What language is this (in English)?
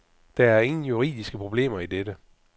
Danish